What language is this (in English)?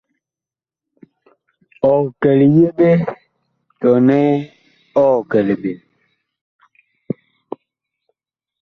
Bakoko